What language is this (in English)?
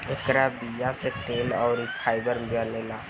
Bhojpuri